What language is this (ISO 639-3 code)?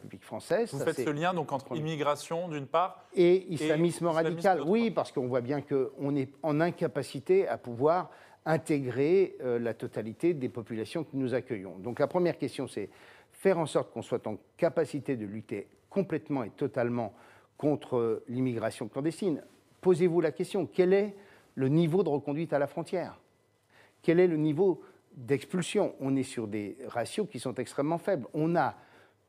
fra